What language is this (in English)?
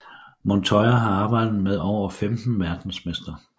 Danish